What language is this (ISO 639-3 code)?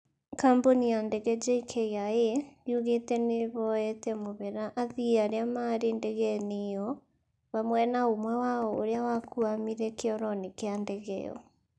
kik